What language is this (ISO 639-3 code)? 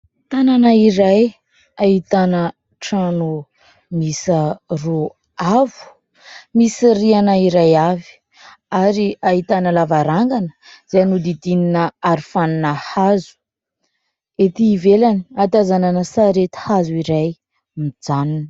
mlg